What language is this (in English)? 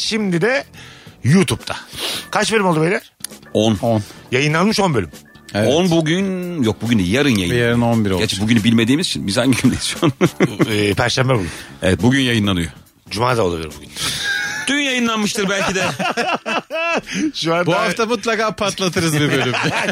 Turkish